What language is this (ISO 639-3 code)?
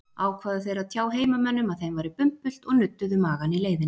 isl